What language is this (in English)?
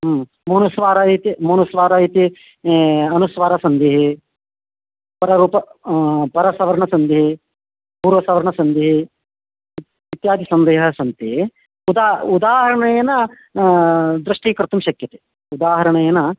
Sanskrit